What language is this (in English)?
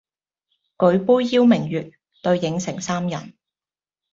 Cantonese